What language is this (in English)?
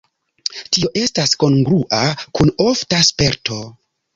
Esperanto